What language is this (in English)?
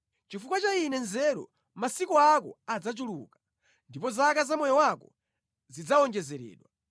Nyanja